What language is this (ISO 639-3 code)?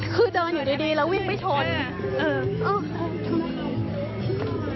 tha